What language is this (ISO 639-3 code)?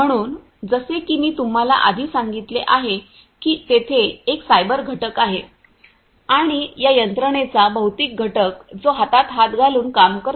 mar